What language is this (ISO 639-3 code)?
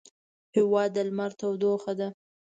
pus